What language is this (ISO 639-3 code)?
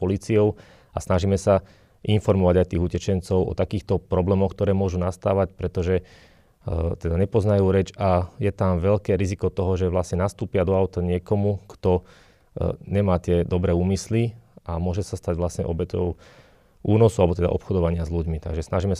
slk